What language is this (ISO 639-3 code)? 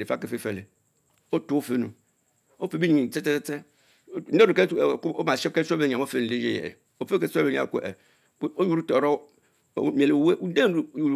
mfo